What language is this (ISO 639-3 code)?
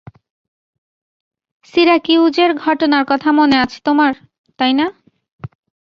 ben